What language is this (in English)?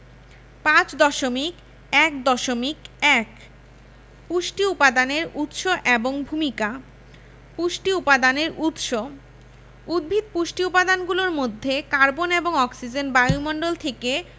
Bangla